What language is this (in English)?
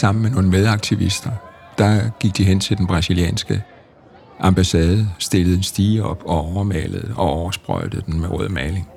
Danish